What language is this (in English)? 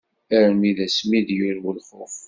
Kabyle